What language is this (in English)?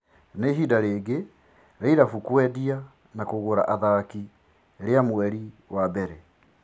Kikuyu